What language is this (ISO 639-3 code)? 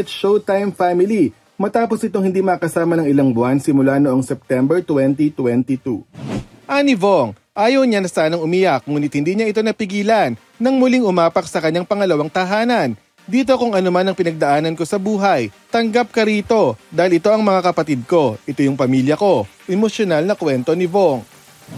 fil